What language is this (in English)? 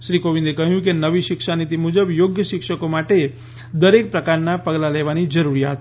Gujarati